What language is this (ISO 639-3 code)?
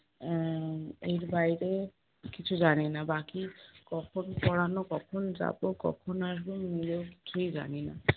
ben